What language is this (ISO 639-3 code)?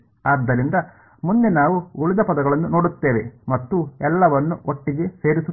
kan